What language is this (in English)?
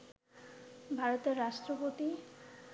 Bangla